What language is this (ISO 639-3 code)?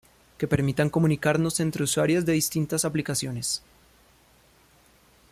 spa